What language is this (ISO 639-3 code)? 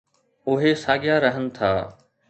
snd